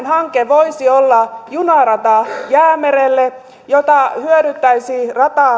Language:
Finnish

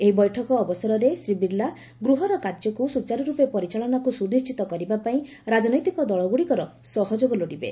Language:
Odia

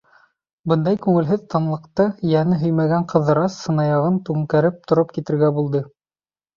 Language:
Bashkir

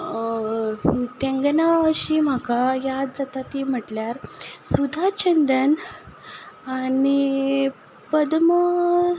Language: Konkani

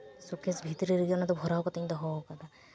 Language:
Santali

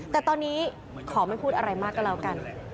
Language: Thai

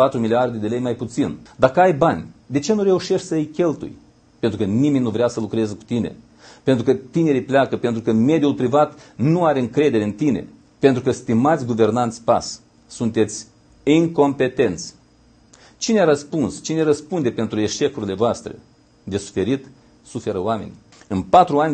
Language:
Romanian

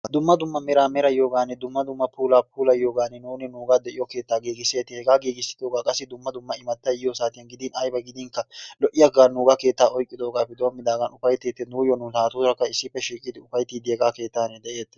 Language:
Wolaytta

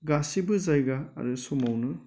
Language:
Bodo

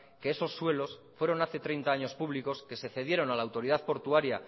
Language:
Spanish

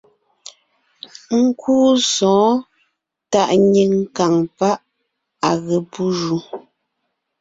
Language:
Ngiemboon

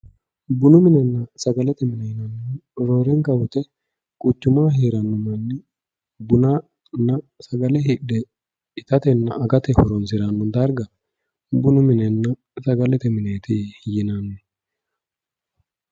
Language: Sidamo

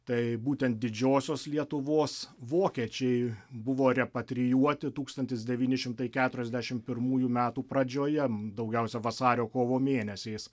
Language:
Lithuanian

